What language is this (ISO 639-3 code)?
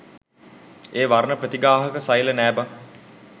sin